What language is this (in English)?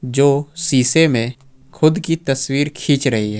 Hindi